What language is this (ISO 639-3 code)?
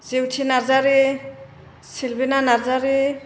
brx